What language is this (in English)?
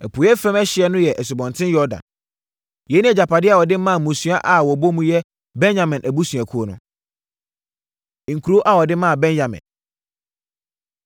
Akan